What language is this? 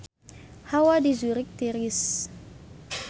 Sundanese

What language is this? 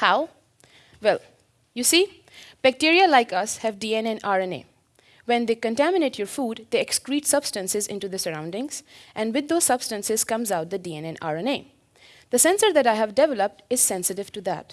English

